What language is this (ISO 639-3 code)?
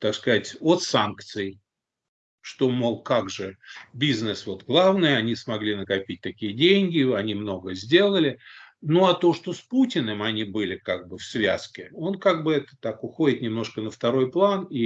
rus